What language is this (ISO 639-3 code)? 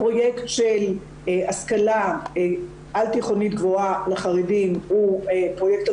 heb